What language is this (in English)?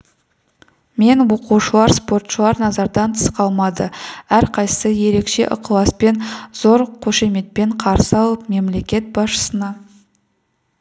Kazakh